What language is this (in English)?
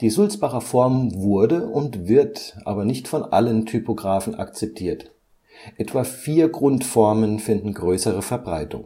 German